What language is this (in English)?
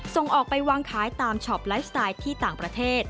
Thai